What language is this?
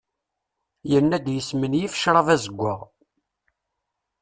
Kabyle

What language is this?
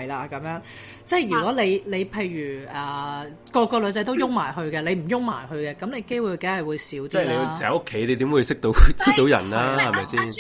Chinese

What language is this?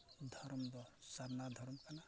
Santali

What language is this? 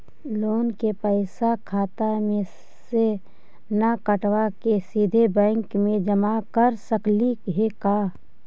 Magahi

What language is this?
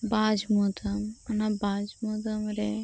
Santali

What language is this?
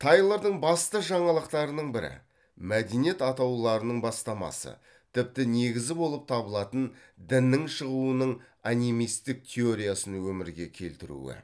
Kazakh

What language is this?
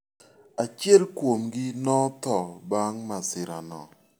Luo (Kenya and Tanzania)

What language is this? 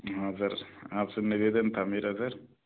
Hindi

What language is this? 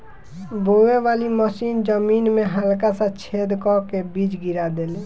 Bhojpuri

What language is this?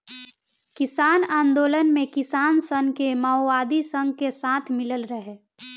Bhojpuri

